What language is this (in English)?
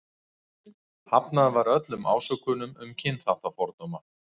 Icelandic